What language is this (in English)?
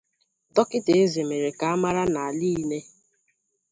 Igbo